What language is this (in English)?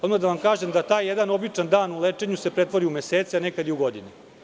Serbian